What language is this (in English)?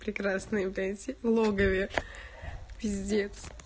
Russian